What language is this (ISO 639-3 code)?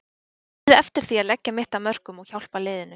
isl